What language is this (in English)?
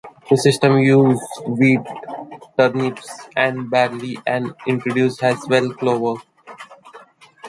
English